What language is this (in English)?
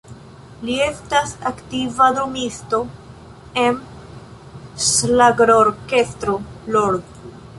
Esperanto